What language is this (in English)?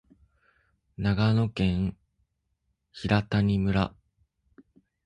Japanese